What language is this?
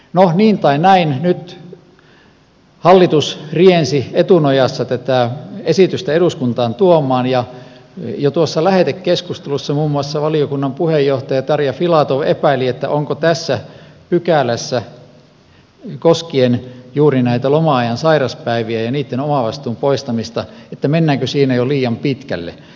Finnish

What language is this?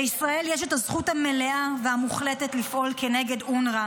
Hebrew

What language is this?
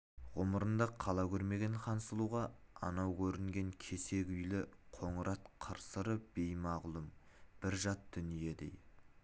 Kazakh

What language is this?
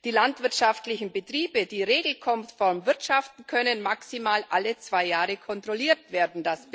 German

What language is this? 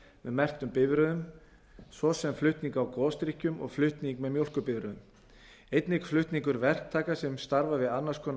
Icelandic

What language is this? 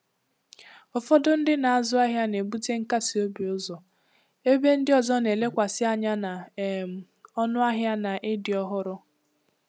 Igbo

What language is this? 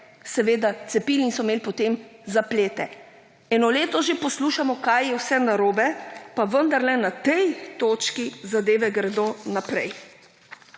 Slovenian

